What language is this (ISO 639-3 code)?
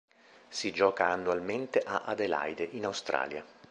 ita